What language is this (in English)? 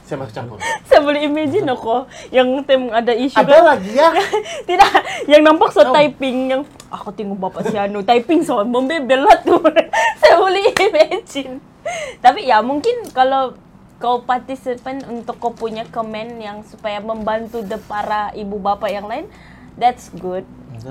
Malay